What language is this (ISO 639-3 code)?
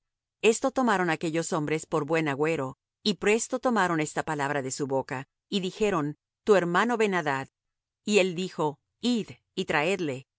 spa